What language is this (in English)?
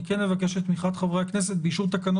Hebrew